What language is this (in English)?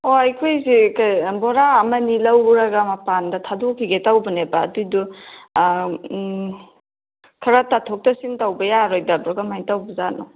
Manipuri